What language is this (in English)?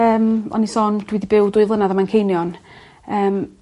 Welsh